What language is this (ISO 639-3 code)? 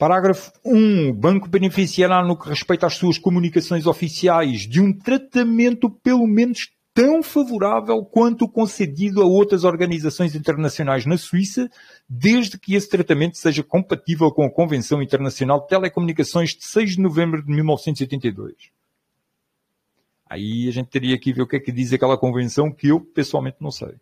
por